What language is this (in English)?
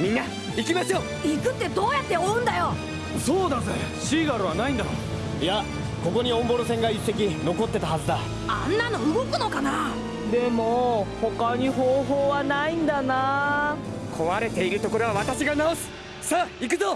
Japanese